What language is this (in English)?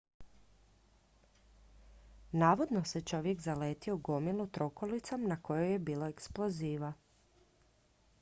Croatian